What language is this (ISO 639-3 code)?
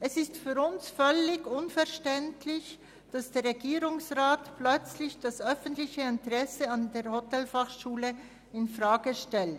gsw